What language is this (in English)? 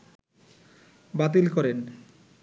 Bangla